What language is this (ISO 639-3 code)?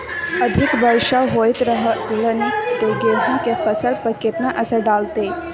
mai